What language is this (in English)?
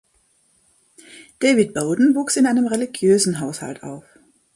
German